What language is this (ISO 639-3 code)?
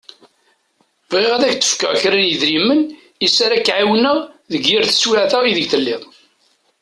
kab